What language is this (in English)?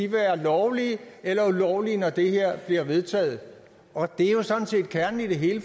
Danish